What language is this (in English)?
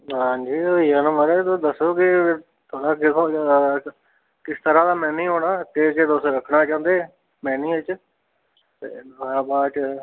Dogri